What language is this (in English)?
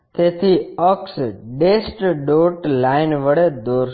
Gujarati